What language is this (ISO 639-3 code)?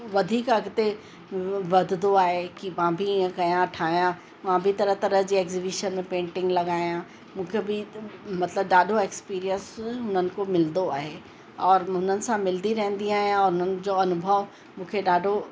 snd